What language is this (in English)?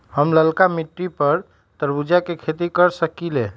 Magahi